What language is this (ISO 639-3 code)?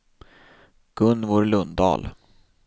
swe